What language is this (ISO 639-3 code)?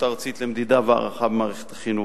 heb